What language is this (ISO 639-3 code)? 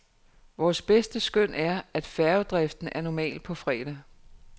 dan